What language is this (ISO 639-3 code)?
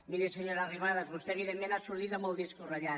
cat